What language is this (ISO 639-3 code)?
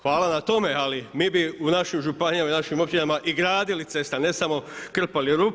hrv